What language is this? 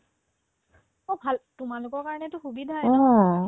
Assamese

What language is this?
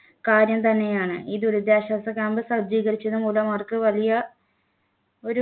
Malayalam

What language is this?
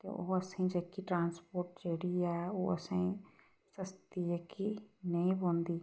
Dogri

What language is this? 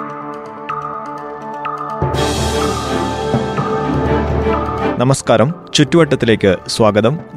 Malayalam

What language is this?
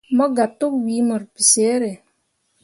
Mundang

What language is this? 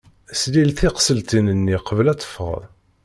Kabyle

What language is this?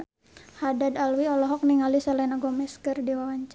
Sundanese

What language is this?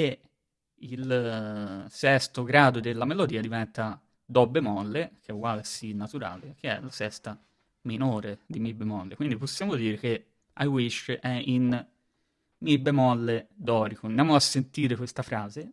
Italian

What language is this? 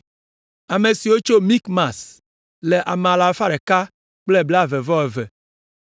Ewe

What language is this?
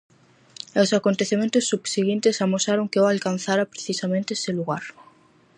Galician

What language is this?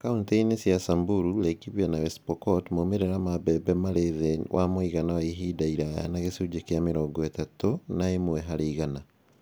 Kikuyu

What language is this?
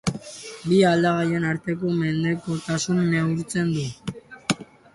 Basque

